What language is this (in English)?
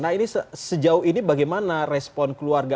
Indonesian